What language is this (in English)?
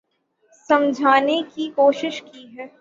Urdu